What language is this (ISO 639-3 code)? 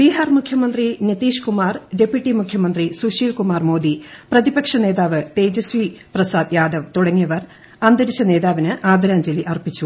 mal